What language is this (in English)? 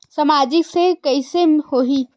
Chhattisgarhi